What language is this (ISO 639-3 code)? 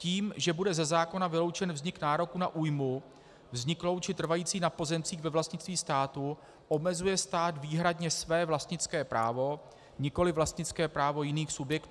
ces